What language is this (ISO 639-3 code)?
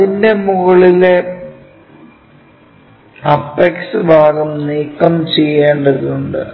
mal